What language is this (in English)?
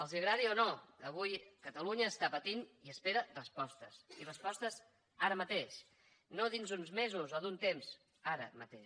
Catalan